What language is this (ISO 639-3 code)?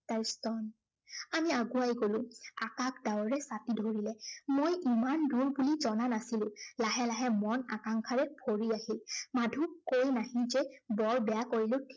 asm